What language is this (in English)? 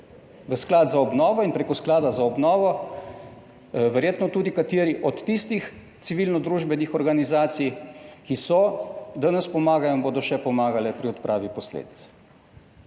Slovenian